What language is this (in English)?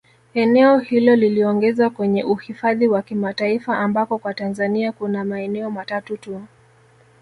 Swahili